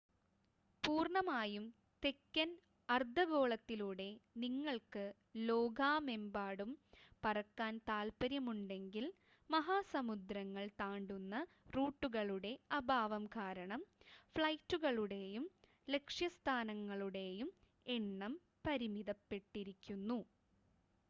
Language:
Malayalam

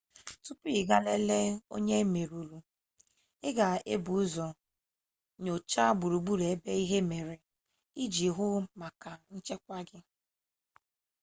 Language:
Igbo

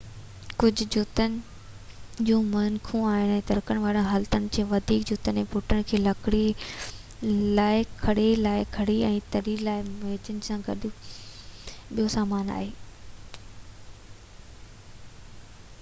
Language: Sindhi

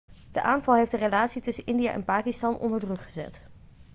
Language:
Dutch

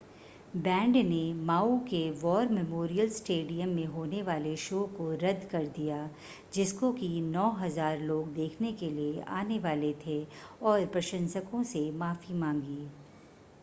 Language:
Hindi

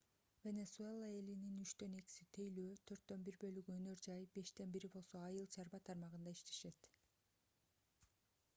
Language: Kyrgyz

